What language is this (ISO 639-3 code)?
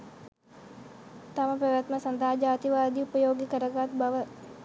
sin